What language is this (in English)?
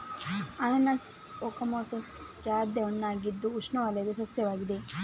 Kannada